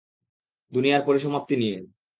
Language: Bangla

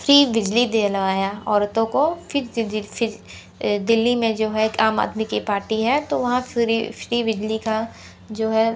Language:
Hindi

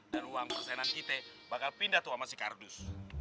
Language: Indonesian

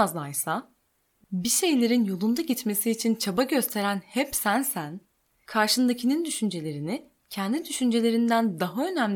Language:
Turkish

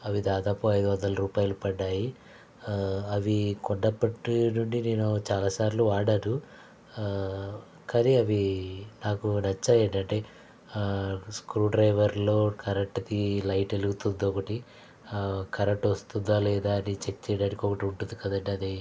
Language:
Telugu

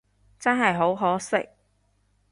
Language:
Cantonese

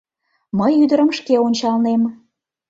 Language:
Mari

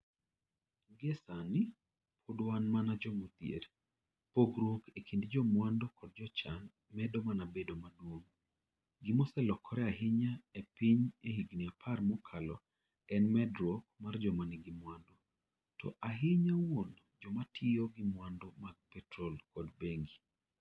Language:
Luo (Kenya and Tanzania)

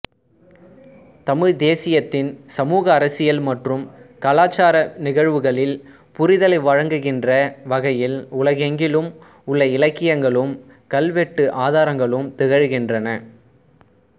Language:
Tamil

